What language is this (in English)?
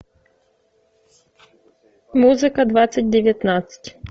Russian